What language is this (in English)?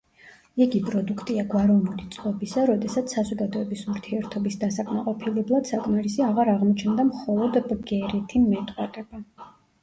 Georgian